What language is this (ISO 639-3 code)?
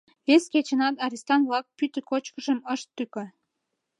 chm